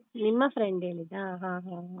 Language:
Kannada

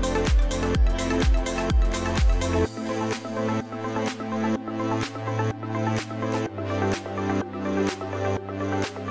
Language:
Swedish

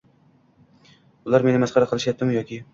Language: Uzbek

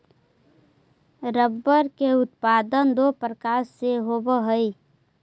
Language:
Magahi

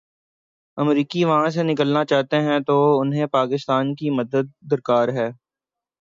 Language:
Urdu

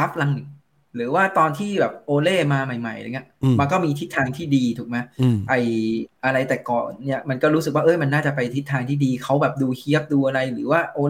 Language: Thai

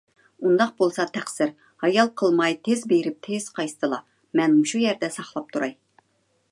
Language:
Uyghur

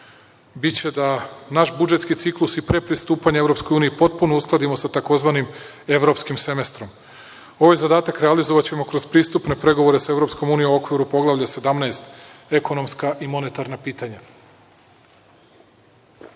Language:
Serbian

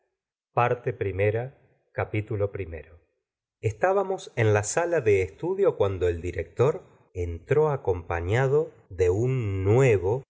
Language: Spanish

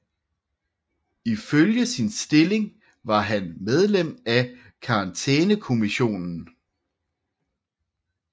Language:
Danish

